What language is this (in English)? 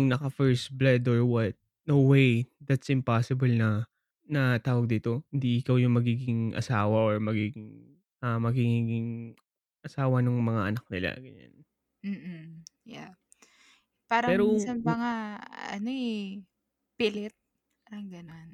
Filipino